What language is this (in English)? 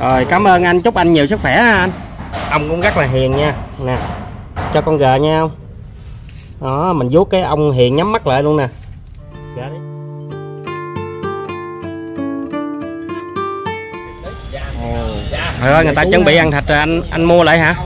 Vietnamese